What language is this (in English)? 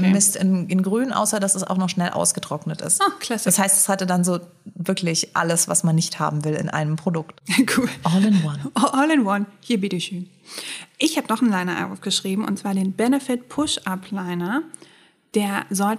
German